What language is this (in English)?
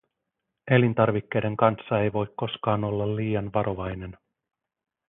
Finnish